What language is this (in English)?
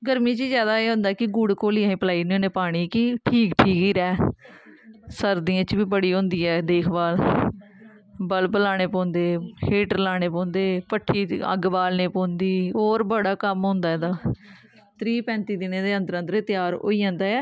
Dogri